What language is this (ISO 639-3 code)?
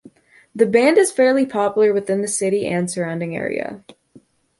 eng